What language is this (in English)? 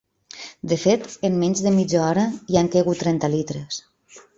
Catalan